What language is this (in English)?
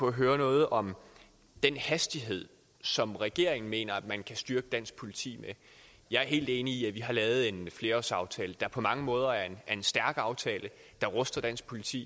Danish